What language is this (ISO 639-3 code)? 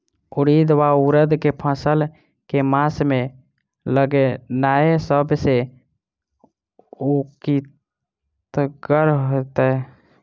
mai